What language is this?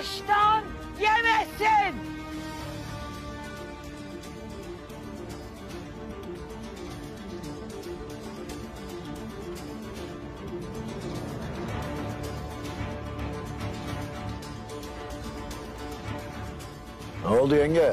Turkish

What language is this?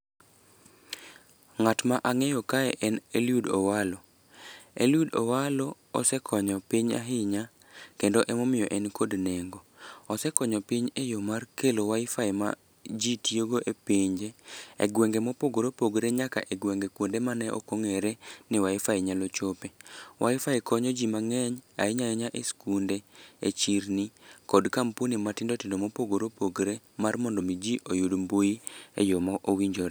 Luo (Kenya and Tanzania)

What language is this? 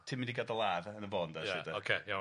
Welsh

